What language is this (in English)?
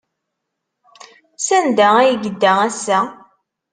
Kabyle